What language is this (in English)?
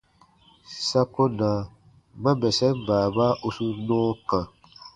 Baatonum